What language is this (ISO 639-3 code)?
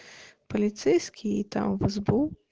rus